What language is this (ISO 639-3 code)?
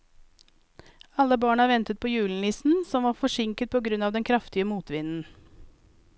nor